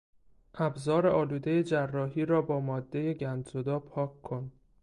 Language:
Persian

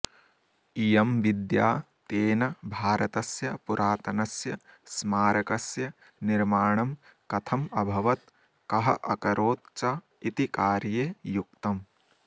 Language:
Sanskrit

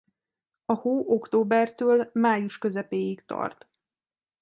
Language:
Hungarian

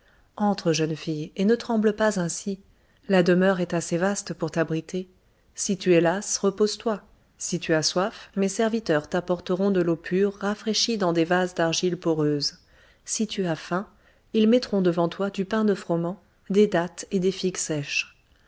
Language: French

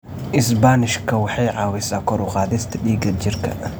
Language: Somali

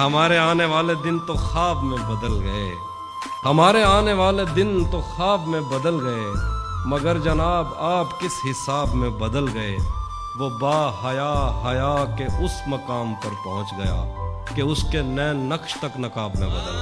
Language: Urdu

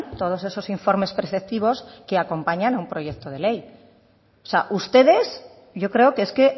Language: Spanish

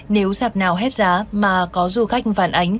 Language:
Vietnamese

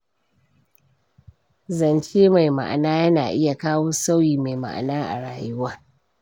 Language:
Hausa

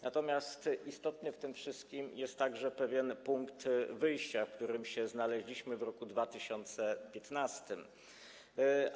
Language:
Polish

